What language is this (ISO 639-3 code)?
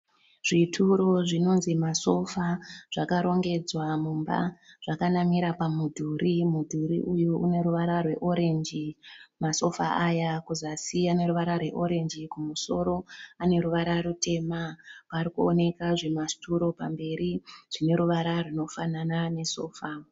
sna